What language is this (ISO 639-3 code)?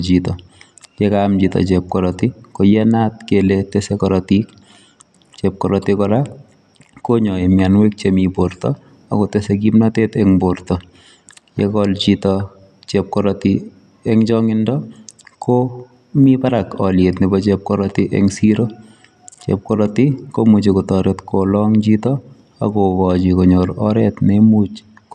kln